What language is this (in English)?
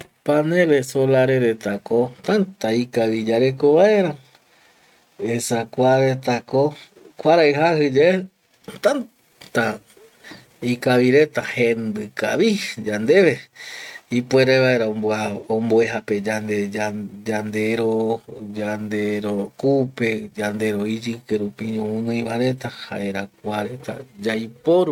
Eastern Bolivian Guaraní